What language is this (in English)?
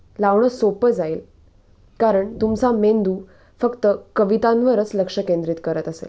Marathi